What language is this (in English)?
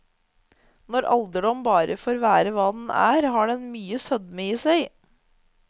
Norwegian